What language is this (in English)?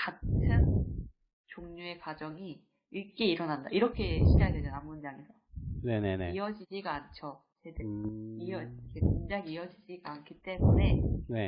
Korean